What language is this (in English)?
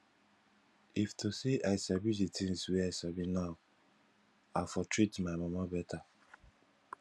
Nigerian Pidgin